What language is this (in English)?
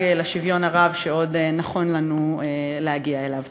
Hebrew